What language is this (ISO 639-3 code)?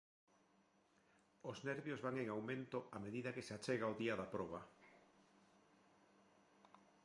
glg